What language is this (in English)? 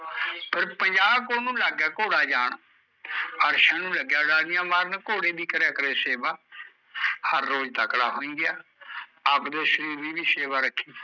Punjabi